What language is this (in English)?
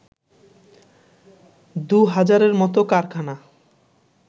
Bangla